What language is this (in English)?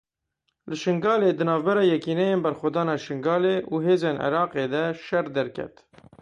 Kurdish